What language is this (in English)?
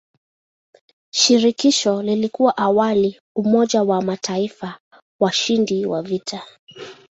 Swahili